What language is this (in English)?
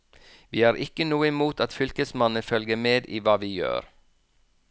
Norwegian